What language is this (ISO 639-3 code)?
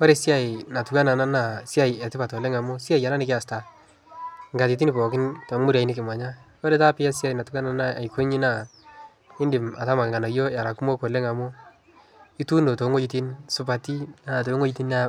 mas